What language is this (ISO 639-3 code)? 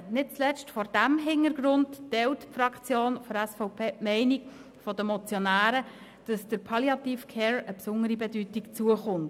gsw